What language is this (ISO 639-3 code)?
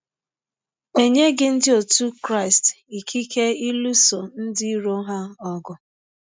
ibo